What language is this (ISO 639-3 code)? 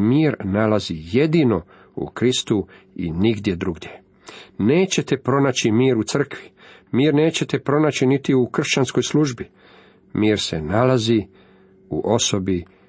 hrv